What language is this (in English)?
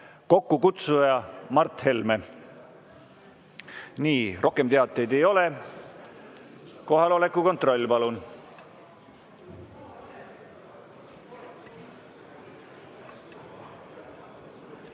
Estonian